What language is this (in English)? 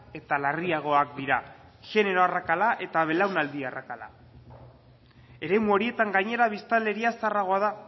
Basque